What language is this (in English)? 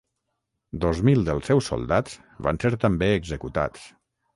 Catalan